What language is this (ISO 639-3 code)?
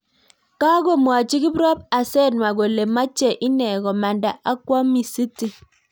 kln